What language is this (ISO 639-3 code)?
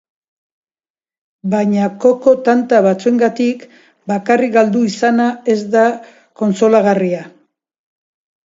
eus